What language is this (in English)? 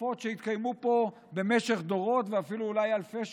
Hebrew